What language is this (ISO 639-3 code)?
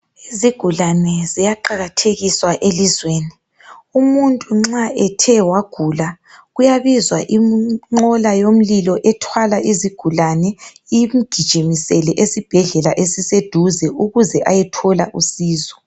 nde